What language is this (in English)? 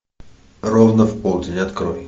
Russian